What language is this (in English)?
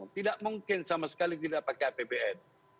Indonesian